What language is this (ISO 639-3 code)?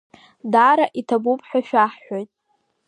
abk